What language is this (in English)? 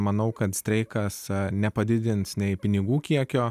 Lithuanian